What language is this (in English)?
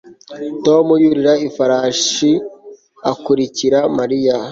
Kinyarwanda